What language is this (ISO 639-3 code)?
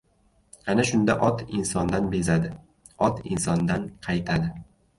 uzb